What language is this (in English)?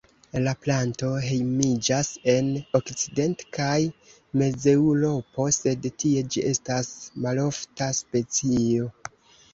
Esperanto